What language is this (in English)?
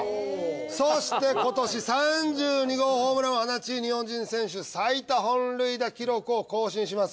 Japanese